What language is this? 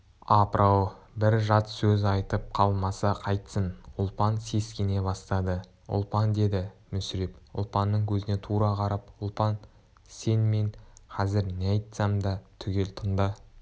Kazakh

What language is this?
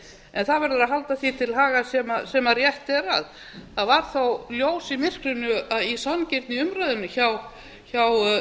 Icelandic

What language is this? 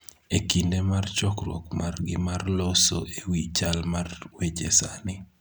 Luo (Kenya and Tanzania)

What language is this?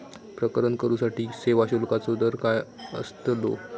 Marathi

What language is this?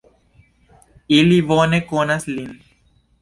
Esperanto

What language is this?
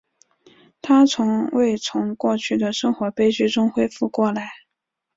Chinese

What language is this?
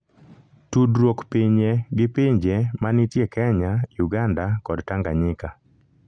Luo (Kenya and Tanzania)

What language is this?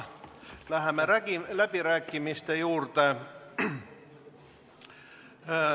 Estonian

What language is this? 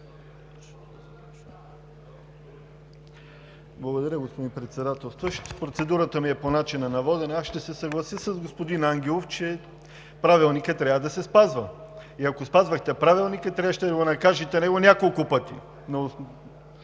Bulgarian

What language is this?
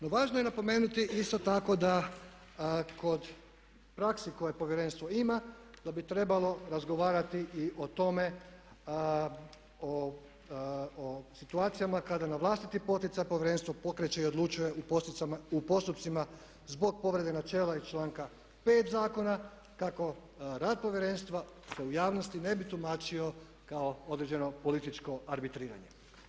Croatian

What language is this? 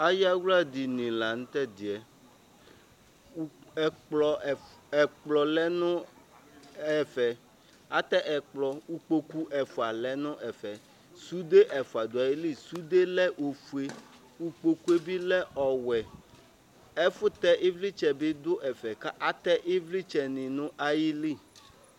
Ikposo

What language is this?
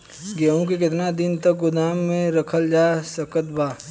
Bhojpuri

